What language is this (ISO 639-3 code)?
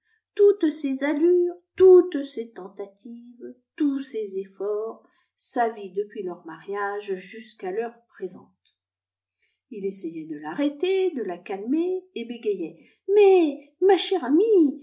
fra